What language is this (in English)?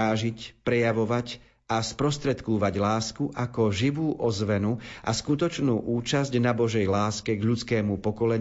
Slovak